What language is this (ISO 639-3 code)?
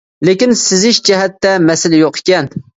uig